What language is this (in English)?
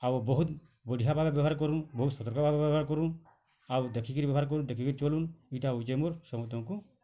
Odia